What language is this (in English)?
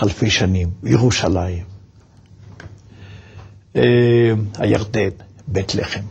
Hebrew